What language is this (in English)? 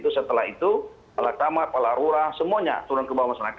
Indonesian